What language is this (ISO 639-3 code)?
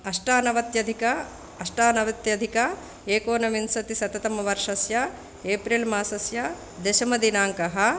san